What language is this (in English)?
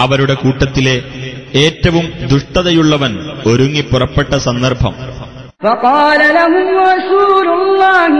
Malayalam